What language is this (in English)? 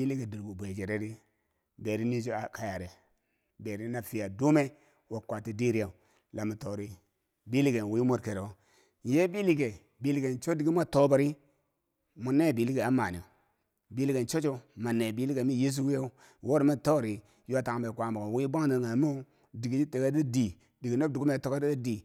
Bangwinji